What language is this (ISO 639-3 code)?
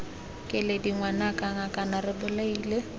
tsn